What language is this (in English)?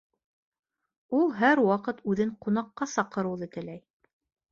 Bashkir